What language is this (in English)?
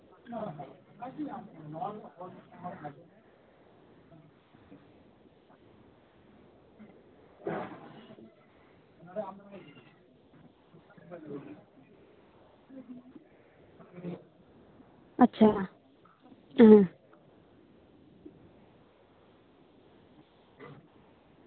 Santali